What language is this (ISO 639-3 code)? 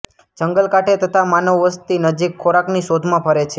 guj